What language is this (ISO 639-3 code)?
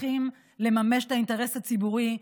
heb